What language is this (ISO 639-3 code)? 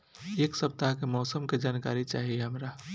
bho